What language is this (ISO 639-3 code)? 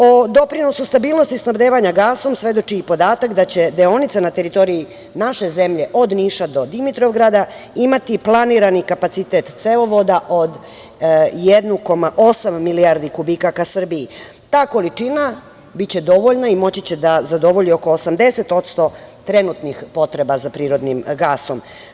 srp